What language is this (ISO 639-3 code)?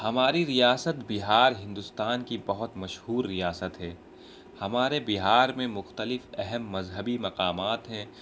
urd